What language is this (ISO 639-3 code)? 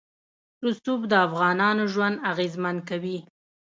pus